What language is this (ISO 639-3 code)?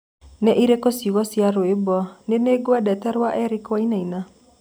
kik